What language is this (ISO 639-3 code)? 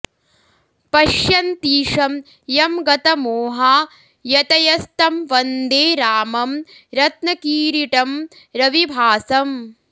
san